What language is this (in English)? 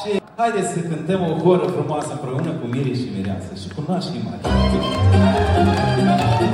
Romanian